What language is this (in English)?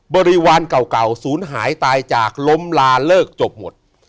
Thai